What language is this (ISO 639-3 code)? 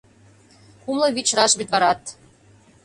chm